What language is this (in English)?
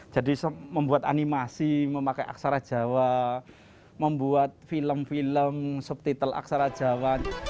Indonesian